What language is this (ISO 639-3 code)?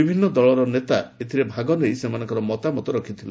ori